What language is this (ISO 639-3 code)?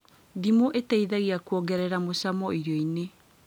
kik